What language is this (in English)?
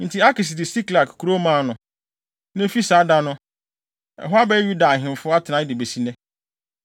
Akan